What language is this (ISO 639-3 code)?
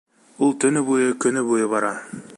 bak